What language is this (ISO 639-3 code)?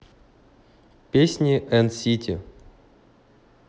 rus